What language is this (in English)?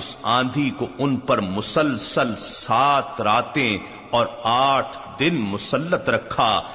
Urdu